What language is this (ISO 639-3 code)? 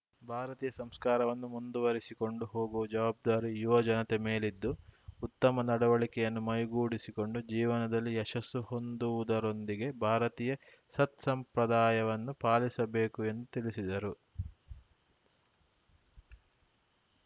kan